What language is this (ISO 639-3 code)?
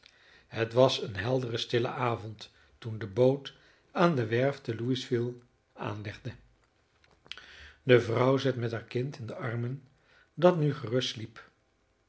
nld